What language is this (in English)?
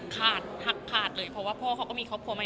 Thai